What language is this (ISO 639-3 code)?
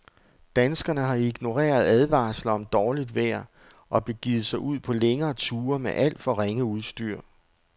dan